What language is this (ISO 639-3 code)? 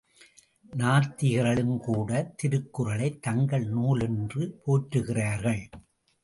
tam